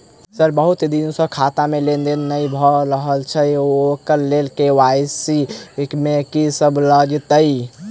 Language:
Maithili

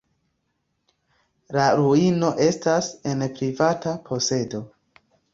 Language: Esperanto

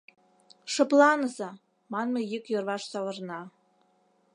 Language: Mari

